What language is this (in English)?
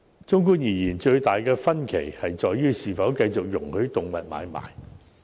Cantonese